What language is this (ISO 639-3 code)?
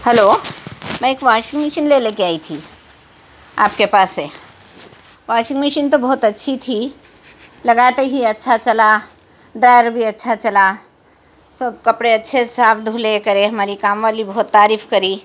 urd